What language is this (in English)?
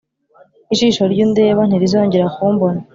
Kinyarwanda